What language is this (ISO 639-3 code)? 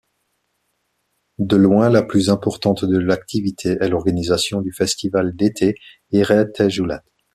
fra